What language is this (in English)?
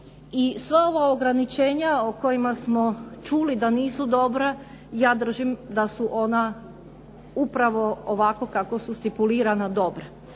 Croatian